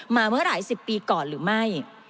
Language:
Thai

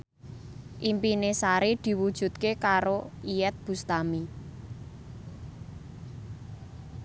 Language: Javanese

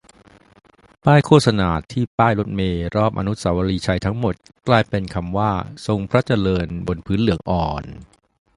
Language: Thai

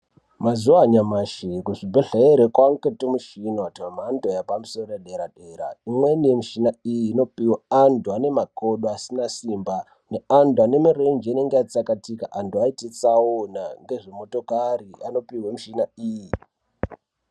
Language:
Ndau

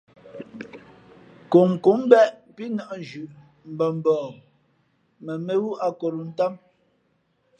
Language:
Fe'fe'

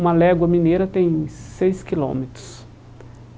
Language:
Portuguese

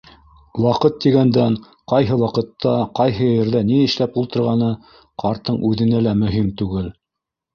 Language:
Bashkir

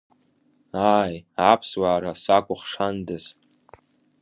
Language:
Abkhazian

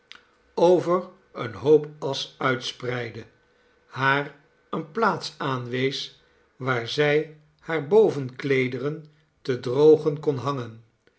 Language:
Dutch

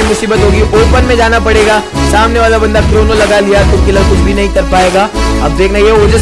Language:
Hindi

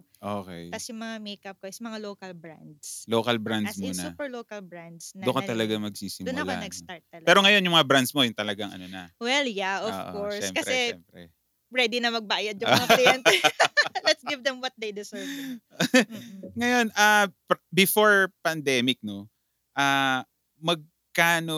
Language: Filipino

